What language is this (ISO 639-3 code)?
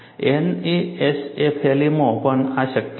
guj